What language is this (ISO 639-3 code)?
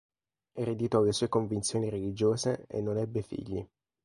ita